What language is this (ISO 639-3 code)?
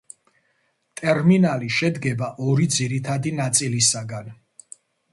kat